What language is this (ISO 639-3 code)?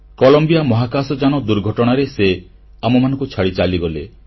ori